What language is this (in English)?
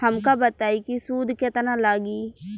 Bhojpuri